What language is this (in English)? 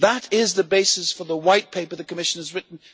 English